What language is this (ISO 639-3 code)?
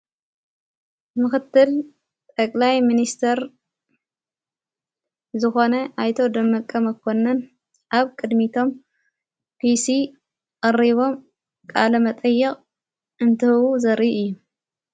tir